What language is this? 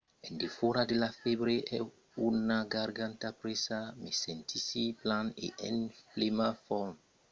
Occitan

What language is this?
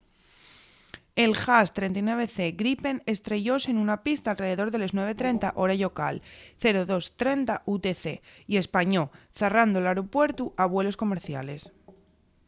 Asturian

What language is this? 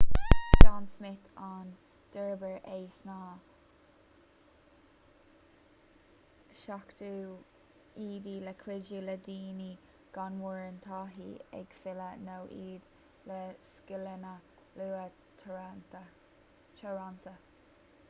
Irish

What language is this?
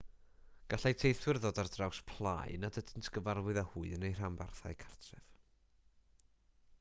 Welsh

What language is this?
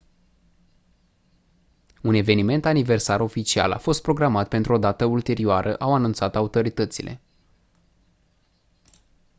Romanian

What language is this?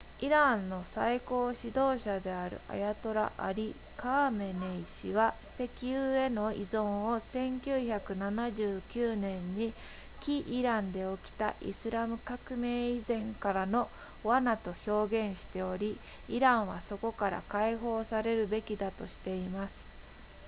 Japanese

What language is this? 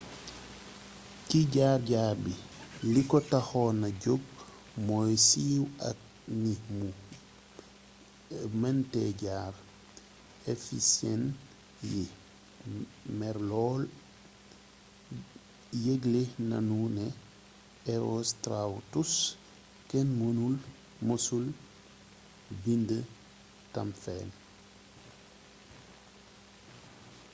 Wolof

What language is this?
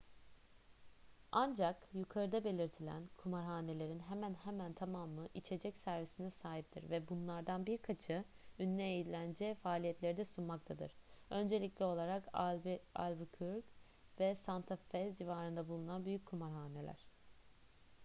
Turkish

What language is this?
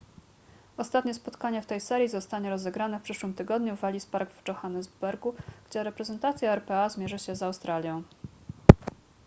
Polish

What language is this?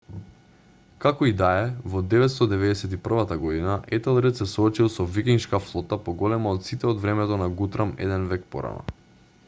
Macedonian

